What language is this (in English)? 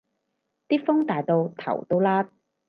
Cantonese